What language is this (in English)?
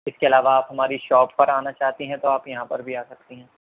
Urdu